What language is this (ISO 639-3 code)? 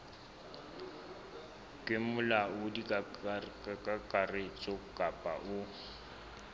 sot